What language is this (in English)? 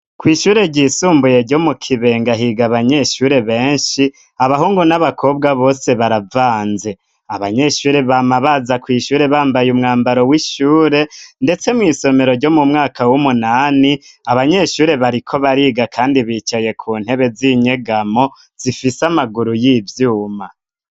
Rundi